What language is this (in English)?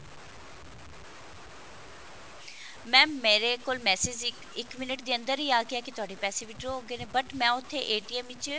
Punjabi